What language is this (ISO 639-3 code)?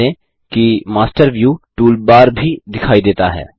hin